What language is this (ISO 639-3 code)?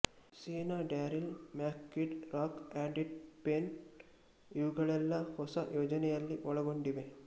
kan